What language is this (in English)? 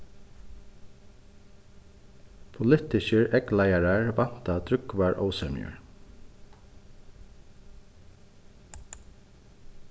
Faroese